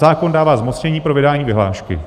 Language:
Czech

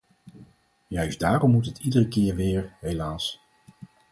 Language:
Dutch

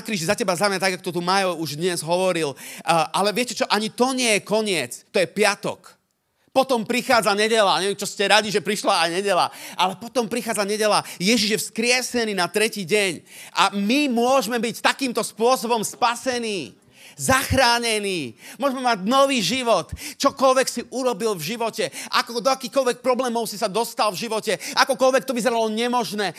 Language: Slovak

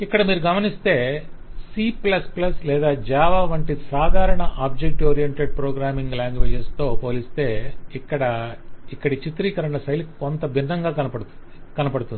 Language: Telugu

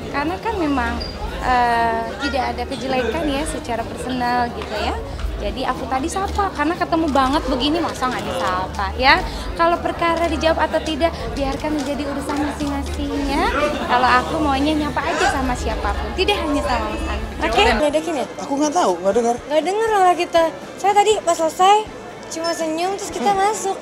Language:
Indonesian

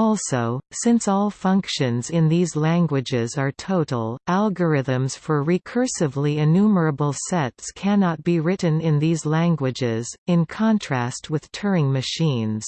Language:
English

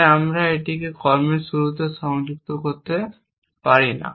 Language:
Bangla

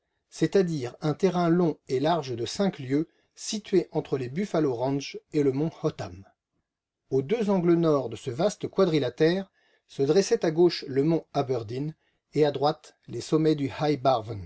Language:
French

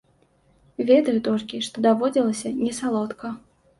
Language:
Belarusian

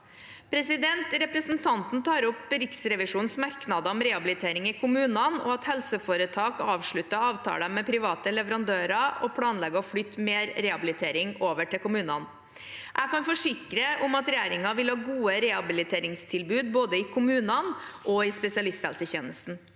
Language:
Norwegian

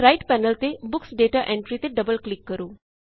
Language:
Punjabi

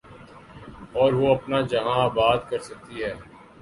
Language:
Urdu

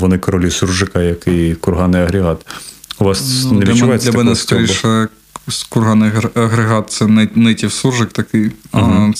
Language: Ukrainian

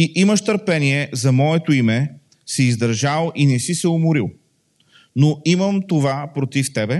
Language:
Bulgarian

